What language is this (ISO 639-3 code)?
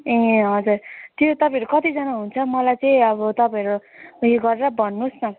nep